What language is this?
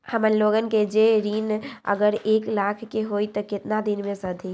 Magahi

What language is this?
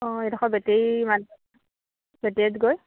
Assamese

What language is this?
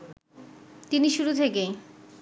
Bangla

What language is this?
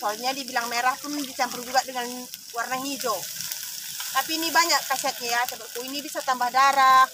Indonesian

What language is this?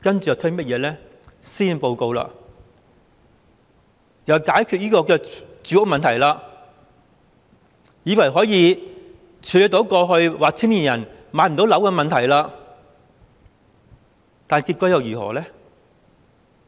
Cantonese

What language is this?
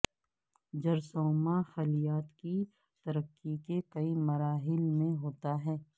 Urdu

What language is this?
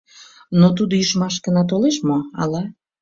Mari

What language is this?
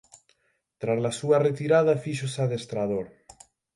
Galician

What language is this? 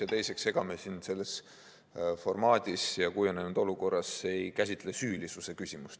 Estonian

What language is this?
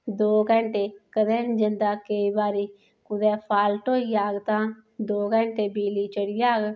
Dogri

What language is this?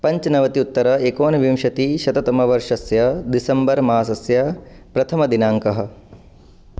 Sanskrit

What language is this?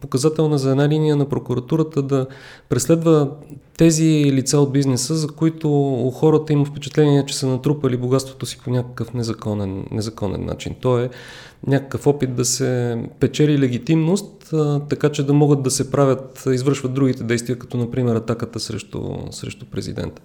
Bulgarian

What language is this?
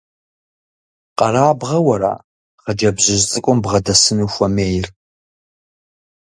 Kabardian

